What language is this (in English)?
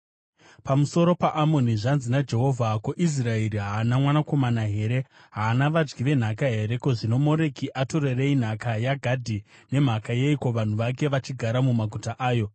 Shona